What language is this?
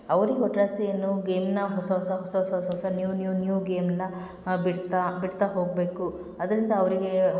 Kannada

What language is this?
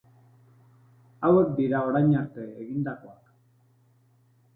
Basque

